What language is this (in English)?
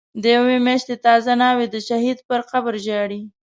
Pashto